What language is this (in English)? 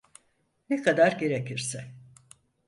Turkish